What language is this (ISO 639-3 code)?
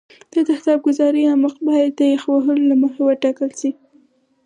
pus